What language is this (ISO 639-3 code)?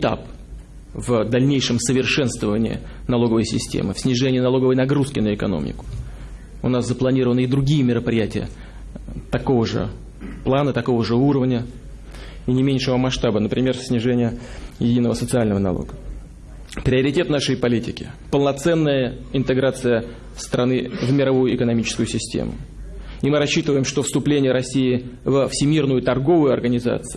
rus